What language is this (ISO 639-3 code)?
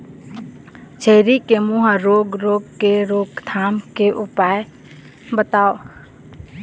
hne